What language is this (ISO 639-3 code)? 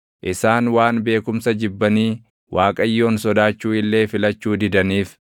orm